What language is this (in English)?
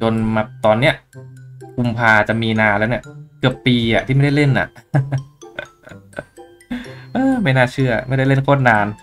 Thai